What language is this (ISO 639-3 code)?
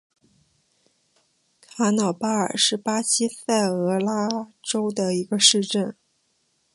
zho